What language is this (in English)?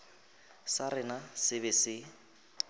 Northern Sotho